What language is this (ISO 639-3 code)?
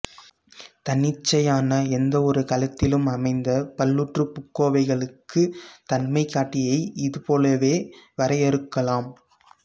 tam